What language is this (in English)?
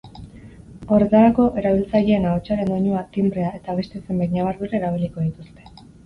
Basque